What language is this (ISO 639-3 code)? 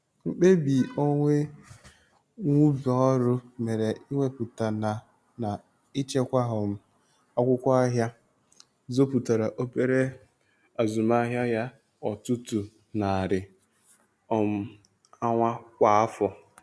ibo